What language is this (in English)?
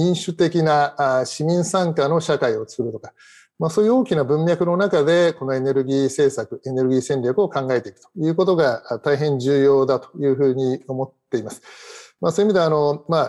Japanese